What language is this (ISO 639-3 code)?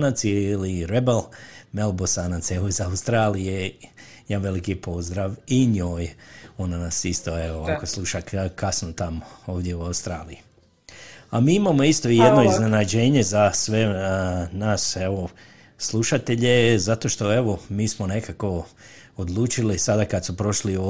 hrv